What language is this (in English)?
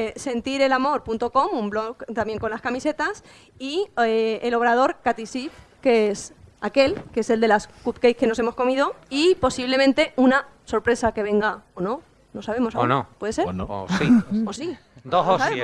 Spanish